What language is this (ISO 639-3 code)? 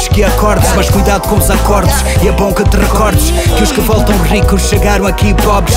por